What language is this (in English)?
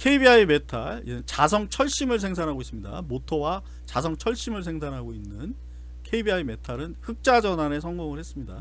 Korean